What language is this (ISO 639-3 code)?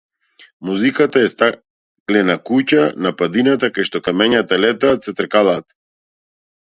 mkd